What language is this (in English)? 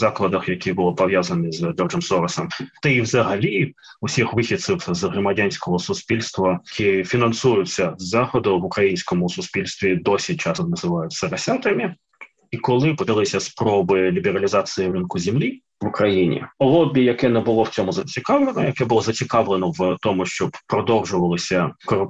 Ukrainian